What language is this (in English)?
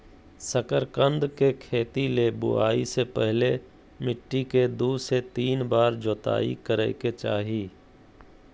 Magahi